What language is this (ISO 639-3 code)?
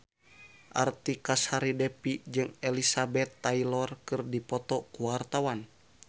sun